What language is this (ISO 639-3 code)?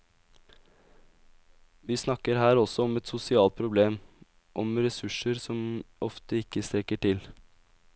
nor